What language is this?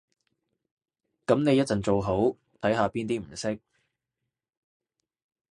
Cantonese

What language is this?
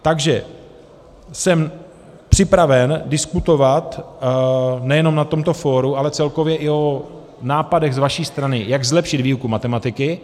Czech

